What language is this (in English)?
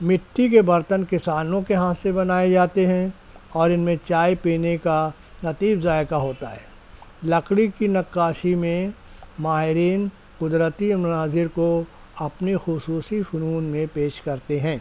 Urdu